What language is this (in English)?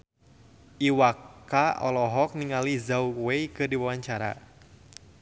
Sundanese